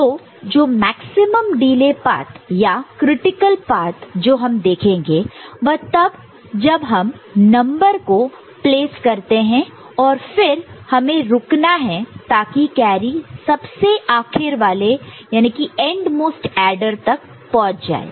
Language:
Hindi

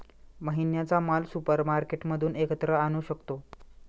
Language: Marathi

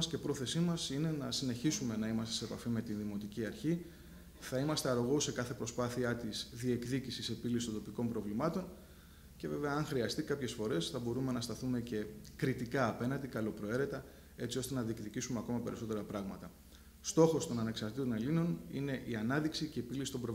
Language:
Greek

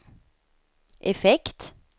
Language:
Swedish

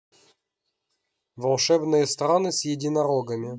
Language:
Russian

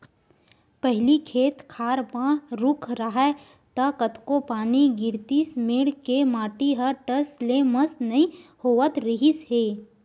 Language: Chhattisgarhi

